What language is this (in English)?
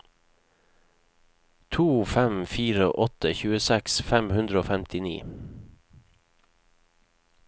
Norwegian